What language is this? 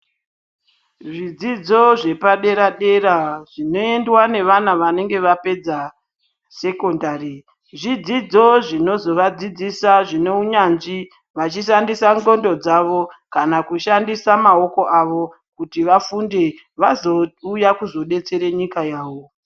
Ndau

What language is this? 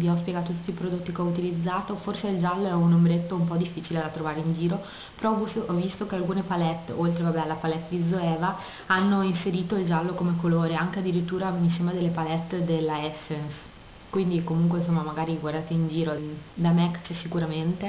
Italian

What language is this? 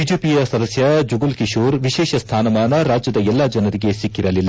Kannada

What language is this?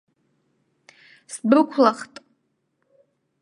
Abkhazian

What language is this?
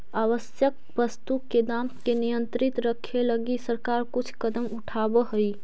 Magahi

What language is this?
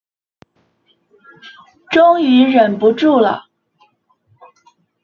Chinese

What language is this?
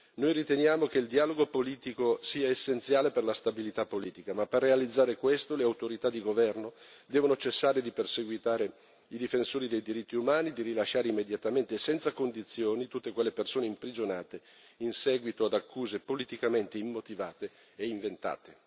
Italian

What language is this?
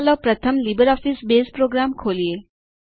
Gujarati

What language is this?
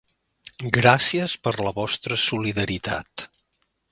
Catalan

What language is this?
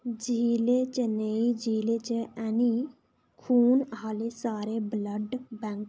Dogri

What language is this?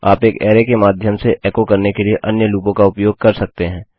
Hindi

